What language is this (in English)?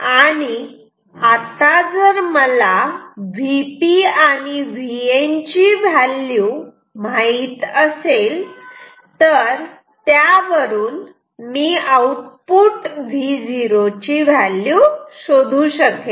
Marathi